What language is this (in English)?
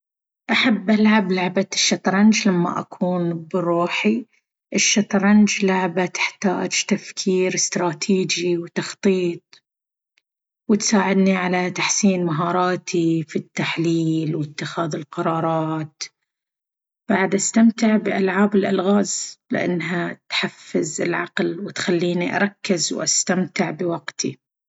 Baharna Arabic